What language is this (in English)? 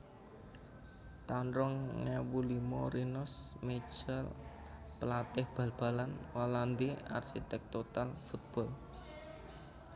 Javanese